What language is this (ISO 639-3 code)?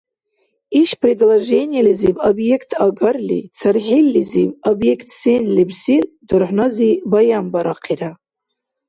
dar